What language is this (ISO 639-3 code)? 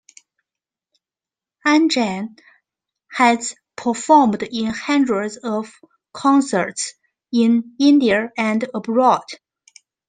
eng